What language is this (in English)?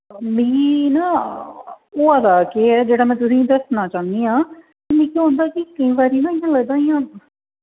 Dogri